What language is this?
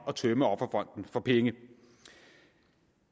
Danish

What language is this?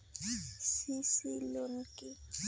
Bangla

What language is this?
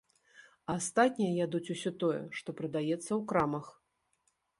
Belarusian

